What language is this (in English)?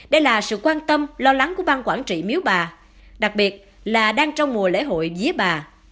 Vietnamese